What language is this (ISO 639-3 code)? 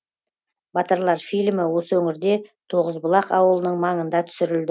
kaz